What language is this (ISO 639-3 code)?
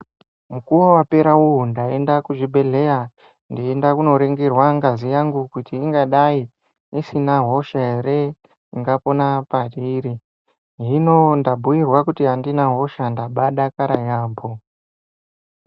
ndc